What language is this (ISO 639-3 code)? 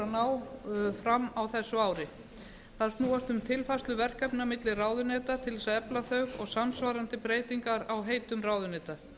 isl